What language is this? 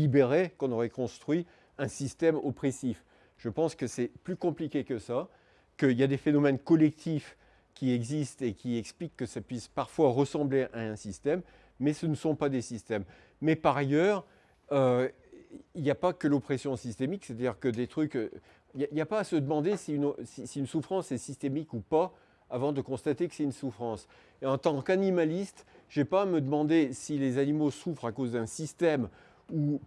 French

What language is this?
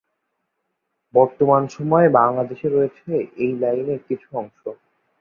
Bangla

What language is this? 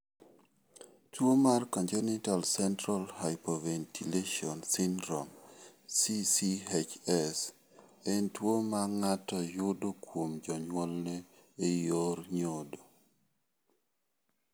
Luo (Kenya and Tanzania)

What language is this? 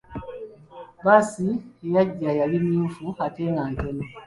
Ganda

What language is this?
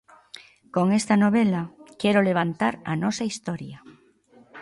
Galician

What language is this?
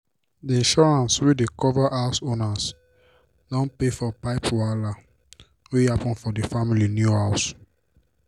Nigerian Pidgin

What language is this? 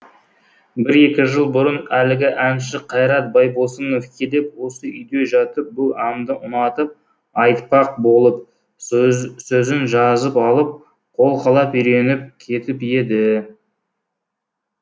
Kazakh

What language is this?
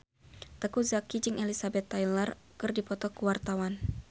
Sundanese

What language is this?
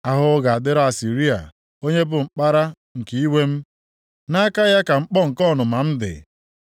Igbo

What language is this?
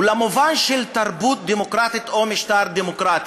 Hebrew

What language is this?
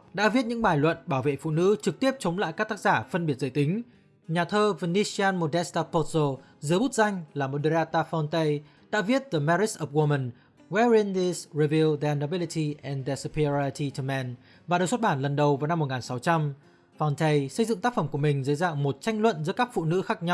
Vietnamese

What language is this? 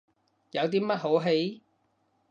Cantonese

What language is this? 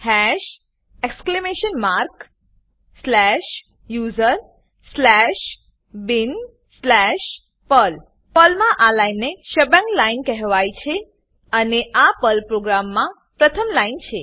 Gujarati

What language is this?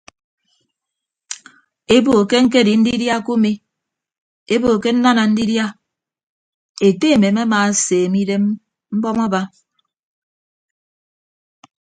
Ibibio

